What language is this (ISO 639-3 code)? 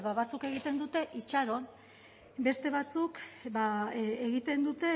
eus